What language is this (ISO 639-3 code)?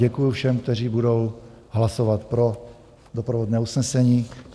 ces